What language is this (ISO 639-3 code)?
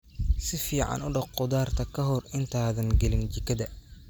som